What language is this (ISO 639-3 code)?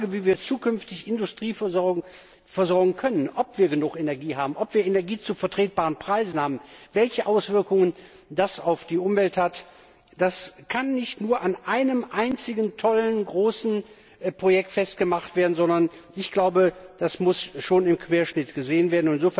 deu